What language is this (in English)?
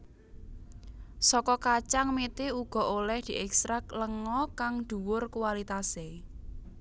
Javanese